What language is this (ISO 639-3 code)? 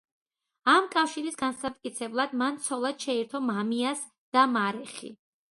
kat